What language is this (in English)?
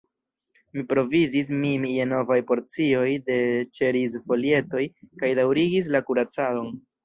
Esperanto